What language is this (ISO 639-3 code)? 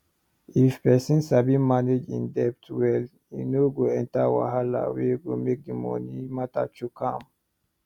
pcm